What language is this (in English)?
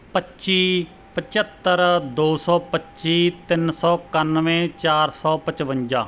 Punjabi